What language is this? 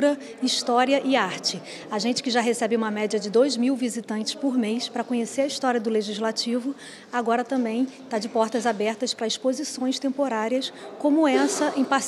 Portuguese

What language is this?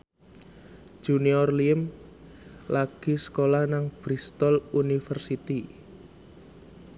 Javanese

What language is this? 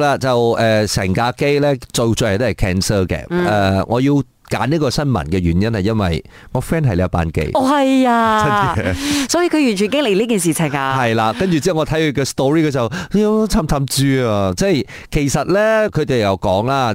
Chinese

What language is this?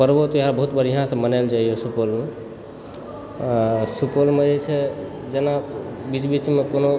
Maithili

